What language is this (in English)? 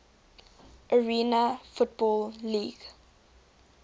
English